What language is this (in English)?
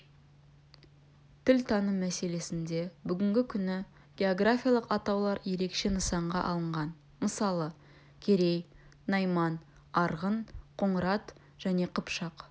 Kazakh